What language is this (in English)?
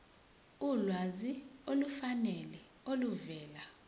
Zulu